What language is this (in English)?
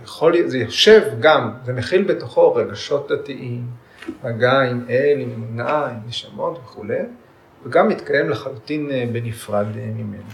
Hebrew